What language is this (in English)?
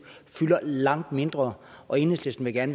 Danish